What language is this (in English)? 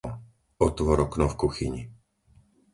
Slovak